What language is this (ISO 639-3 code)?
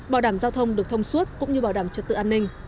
vie